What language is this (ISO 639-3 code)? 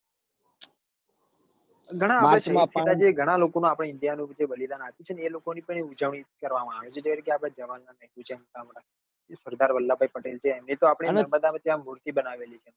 guj